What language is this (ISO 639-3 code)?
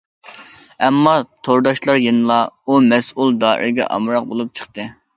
uig